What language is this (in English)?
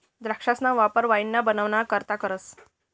Marathi